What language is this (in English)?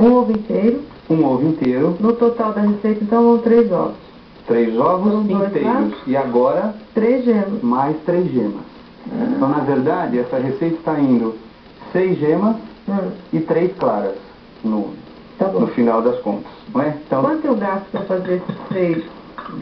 Portuguese